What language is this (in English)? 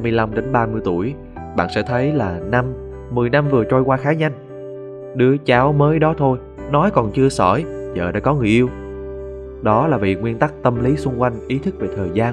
Vietnamese